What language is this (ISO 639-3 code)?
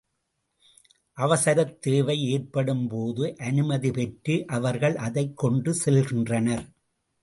tam